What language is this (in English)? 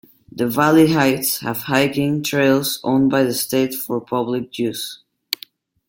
English